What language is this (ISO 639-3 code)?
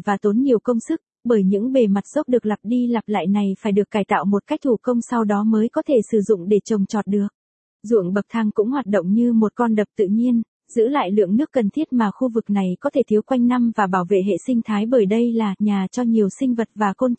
vie